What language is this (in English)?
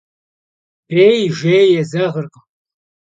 Kabardian